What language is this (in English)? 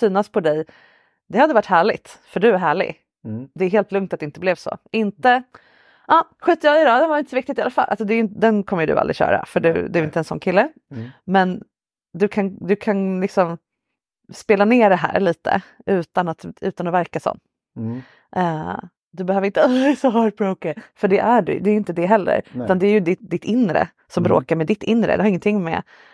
Swedish